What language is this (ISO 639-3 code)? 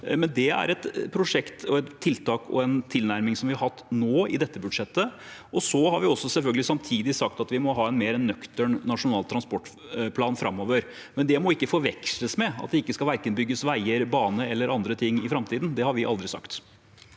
nor